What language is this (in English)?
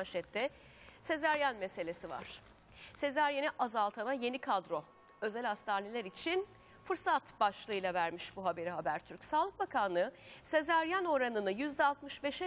Turkish